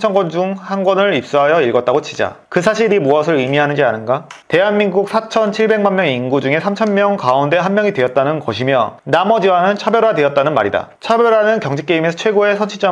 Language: Korean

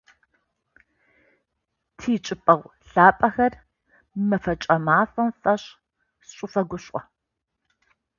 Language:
Adyghe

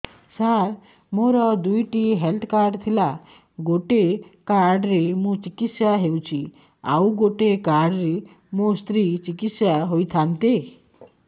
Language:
Odia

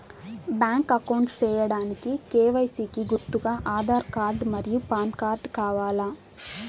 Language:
Telugu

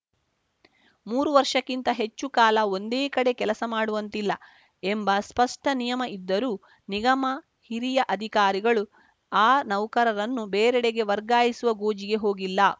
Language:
Kannada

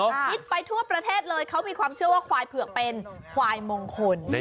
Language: Thai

